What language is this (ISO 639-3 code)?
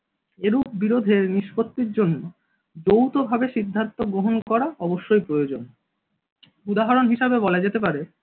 ben